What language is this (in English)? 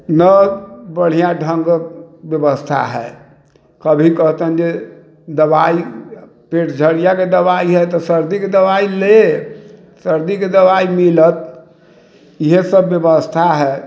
Maithili